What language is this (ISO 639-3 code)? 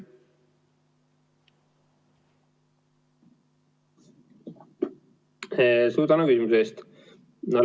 est